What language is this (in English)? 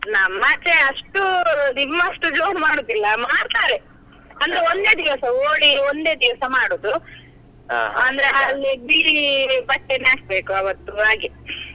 Kannada